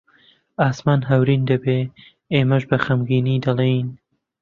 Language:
Central Kurdish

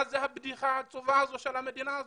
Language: Hebrew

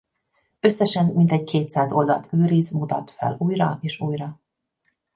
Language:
Hungarian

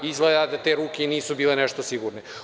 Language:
Serbian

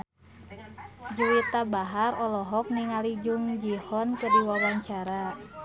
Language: Sundanese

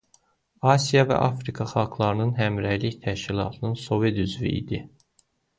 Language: Azerbaijani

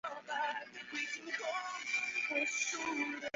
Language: Chinese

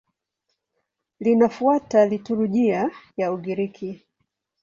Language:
Swahili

